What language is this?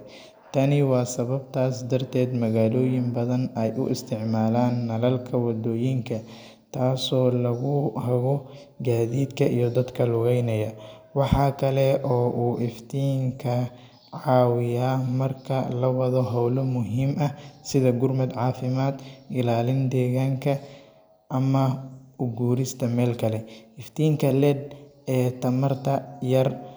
Somali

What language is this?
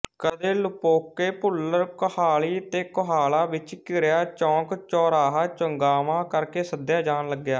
Punjabi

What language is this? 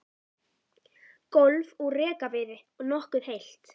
Icelandic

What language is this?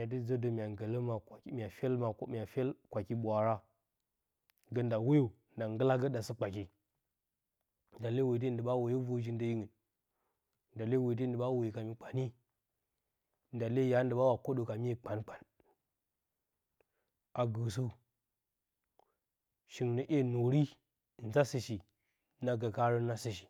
Bacama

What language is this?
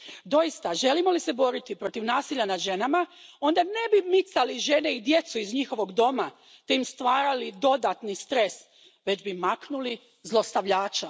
Croatian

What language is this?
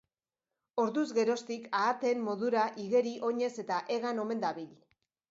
Basque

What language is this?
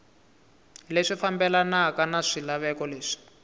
Tsonga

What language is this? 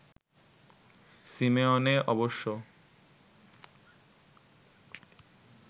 Bangla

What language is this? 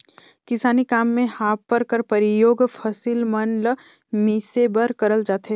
Chhattisgarhi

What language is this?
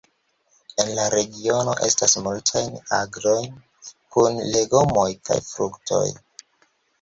Esperanto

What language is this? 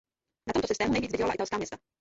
Czech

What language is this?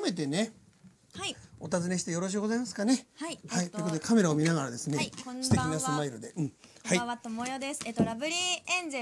Japanese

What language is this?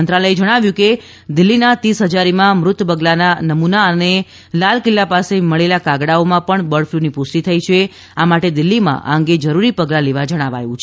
Gujarati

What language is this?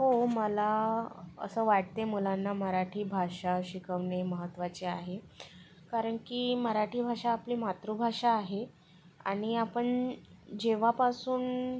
Marathi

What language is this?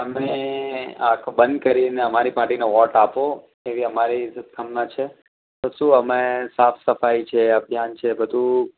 Gujarati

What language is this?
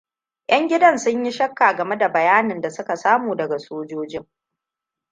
Hausa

